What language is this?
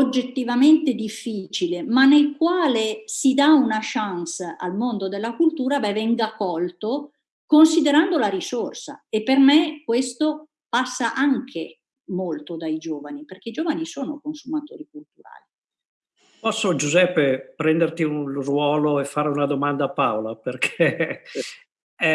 Italian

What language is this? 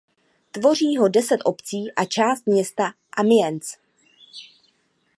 Czech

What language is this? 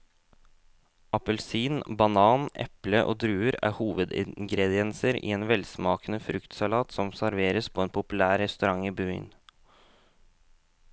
Norwegian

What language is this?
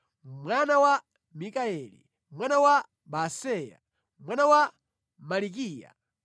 Nyanja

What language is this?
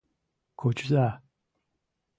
Mari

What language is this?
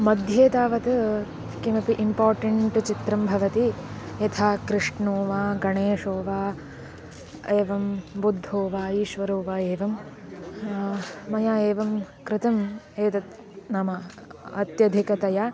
Sanskrit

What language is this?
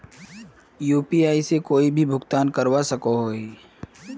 Magahi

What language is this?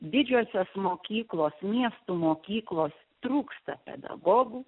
Lithuanian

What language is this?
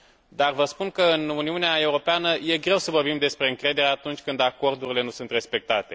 Romanian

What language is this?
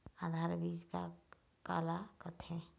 Chhattisgarhi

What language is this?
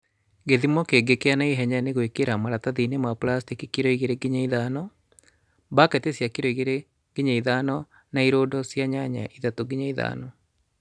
Kikuyu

